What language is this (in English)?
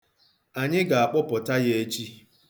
Igbo